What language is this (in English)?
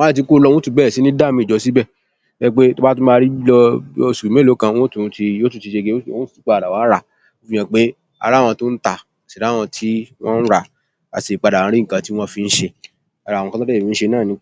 Yoruba